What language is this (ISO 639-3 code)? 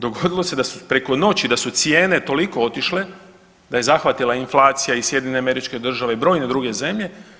hrv